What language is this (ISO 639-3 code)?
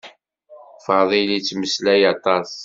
kab